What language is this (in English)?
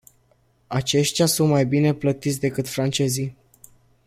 Romanian